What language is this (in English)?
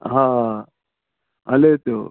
Sindhi